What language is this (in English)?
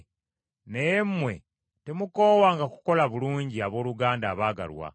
Ganda